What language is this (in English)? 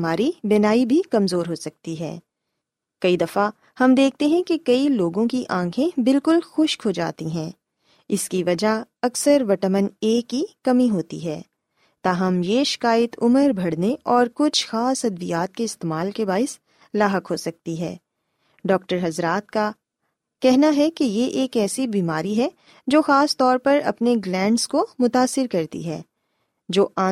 Urdu